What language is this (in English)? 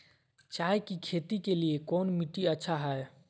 Magahi